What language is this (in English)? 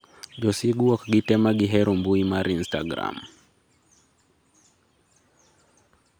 Luo (Kenya and Tanzania)